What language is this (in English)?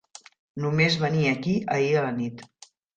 Catalan